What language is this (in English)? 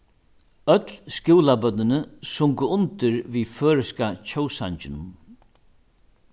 Faroese